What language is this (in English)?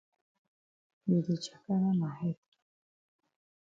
Cameroon Pidgin